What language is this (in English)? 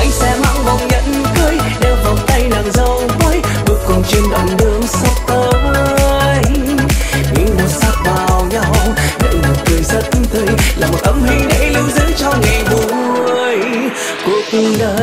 Vietnamese